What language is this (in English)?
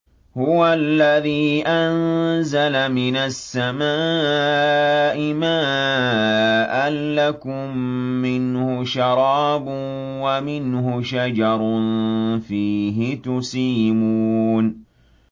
Arabic